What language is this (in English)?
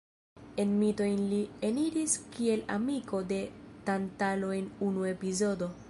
Esperanto